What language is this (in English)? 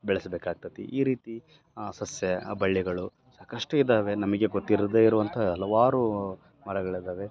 Kannada